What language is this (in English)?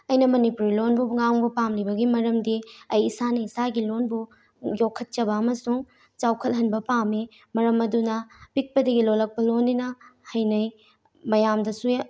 Manipuri